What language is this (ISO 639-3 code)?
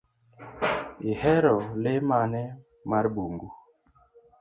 luo